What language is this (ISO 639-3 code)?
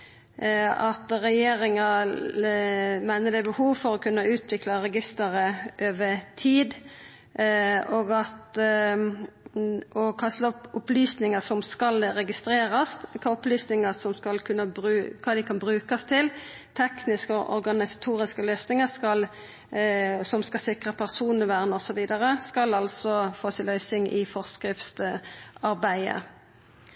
nno